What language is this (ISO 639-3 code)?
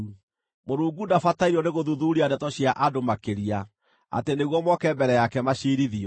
kik